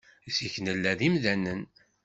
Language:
Kabyle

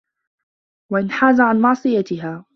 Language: Arabic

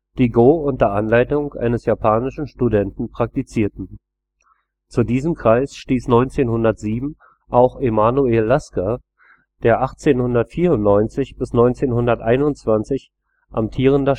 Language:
German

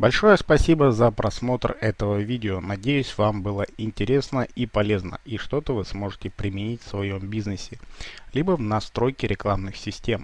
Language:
Russian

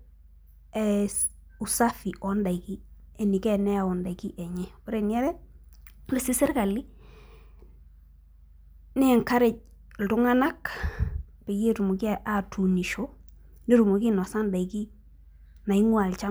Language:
Masai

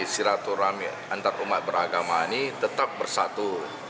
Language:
Indonesian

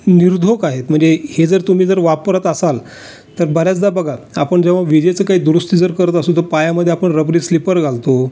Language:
Marathi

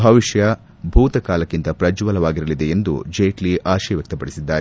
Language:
Kannada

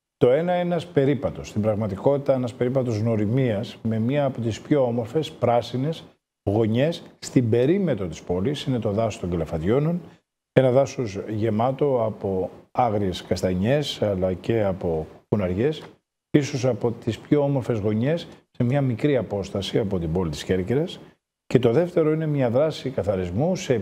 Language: Greek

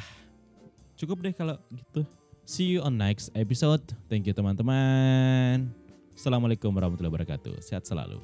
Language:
Indonesian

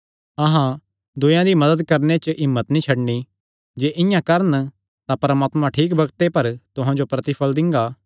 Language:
Kangri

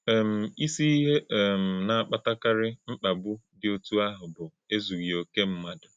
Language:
Igbo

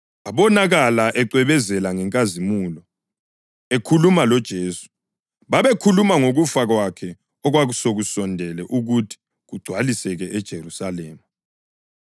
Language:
North Ndebele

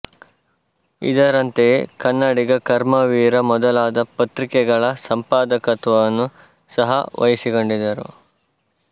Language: Kannada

